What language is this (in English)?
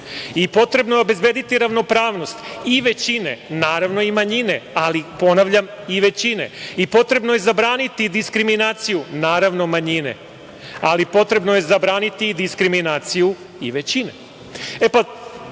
Serbian